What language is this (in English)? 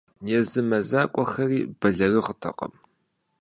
Kabardian